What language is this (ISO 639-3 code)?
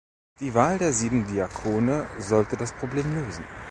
deu